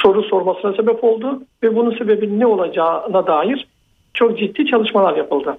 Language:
Turkish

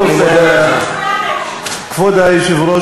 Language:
Hebrew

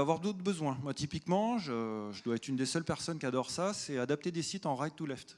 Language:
French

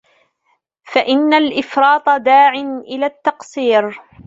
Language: Arabic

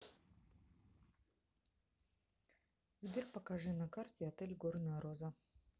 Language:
Russian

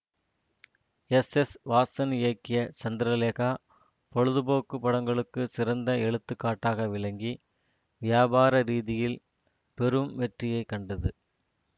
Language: Tamil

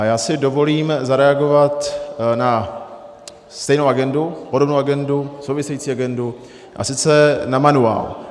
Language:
Czech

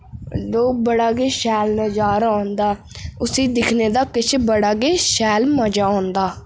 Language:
Dogri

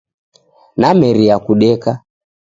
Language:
Taita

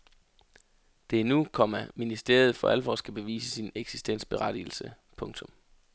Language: Danish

